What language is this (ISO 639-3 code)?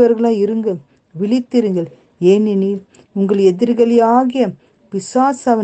tam